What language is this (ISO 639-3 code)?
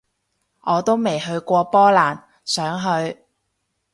yue